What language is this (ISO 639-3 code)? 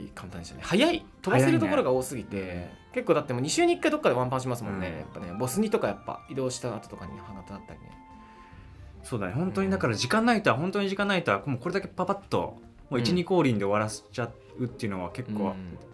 jpn